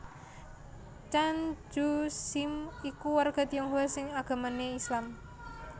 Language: Javanese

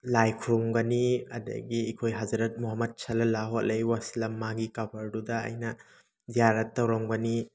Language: Manipuri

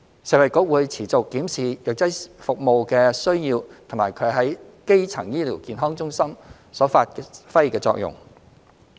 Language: Cantonese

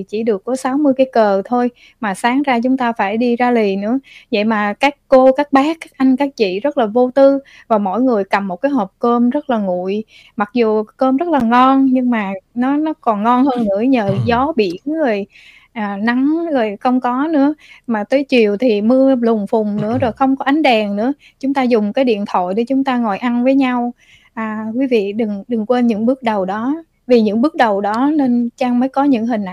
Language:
Vietnamese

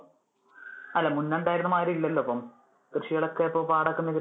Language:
Malayalam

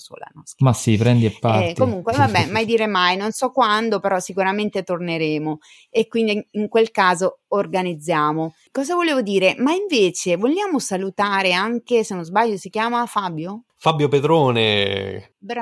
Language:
Italian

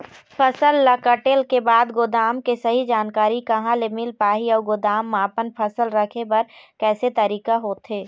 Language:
Chhattisgarhi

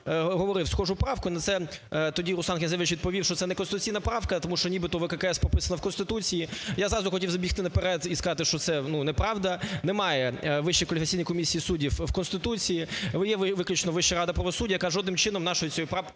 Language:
Ukrainian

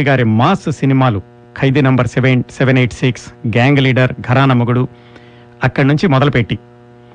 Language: Telugu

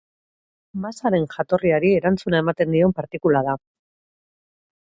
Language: Basque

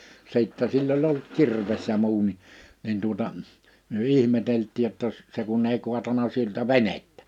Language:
Finnish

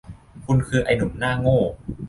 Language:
Thai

